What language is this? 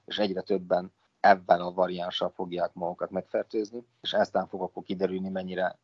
Hungarian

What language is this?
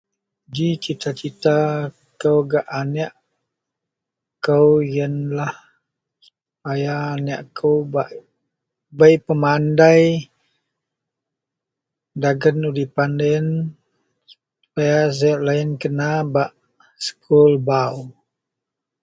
Central Melanau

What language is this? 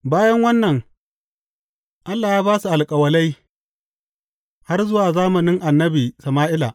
Hausa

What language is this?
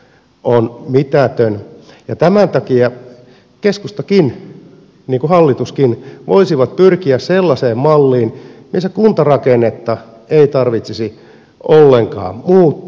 Finnish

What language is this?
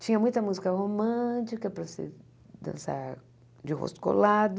Portuguese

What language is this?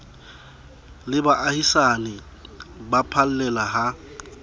Southern Sotho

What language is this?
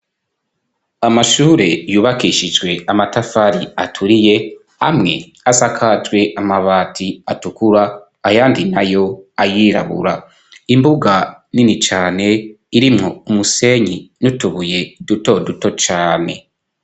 Rundi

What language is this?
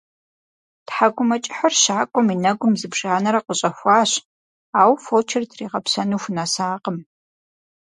Kabardian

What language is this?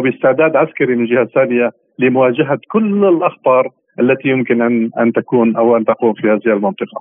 Arabic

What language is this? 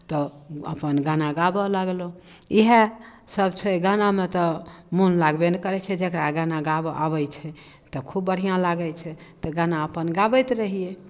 Maithili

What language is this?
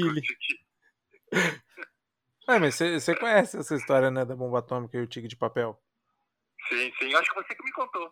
Portuguese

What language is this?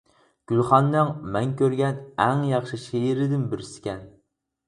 Uyghur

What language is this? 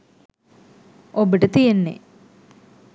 Sinhala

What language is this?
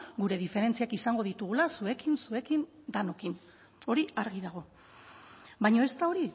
Basque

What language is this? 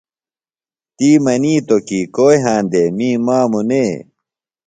Phalura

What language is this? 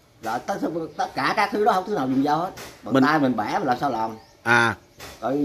Vietnamese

